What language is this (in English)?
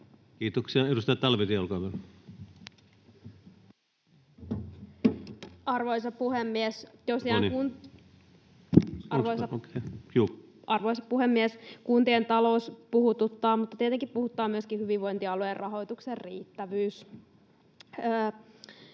Finnish